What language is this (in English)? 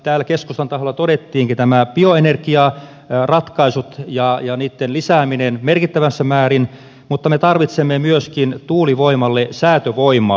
Finnish